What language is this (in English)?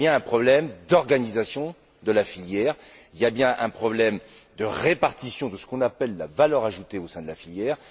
French